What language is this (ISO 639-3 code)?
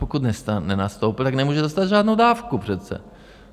ces